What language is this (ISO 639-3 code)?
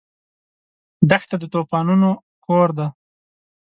pus